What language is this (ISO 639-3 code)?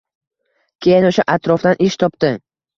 uzb